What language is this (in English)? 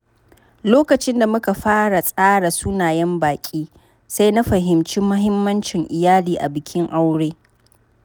Hausa